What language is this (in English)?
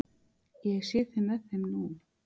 Icelandic